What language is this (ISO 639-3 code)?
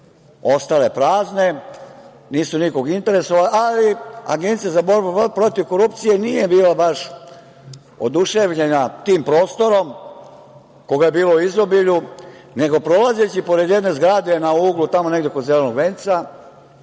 srp